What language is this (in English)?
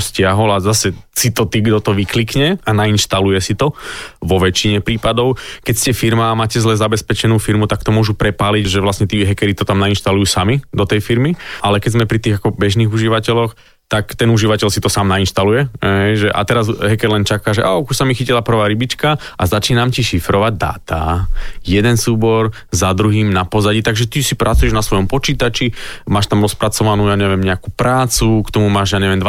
Slovak